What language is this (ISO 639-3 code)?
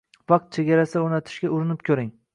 uzb